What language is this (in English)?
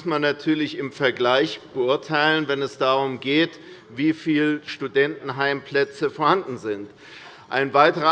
German